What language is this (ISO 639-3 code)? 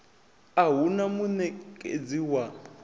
ven